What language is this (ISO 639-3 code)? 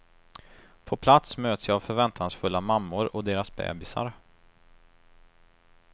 swe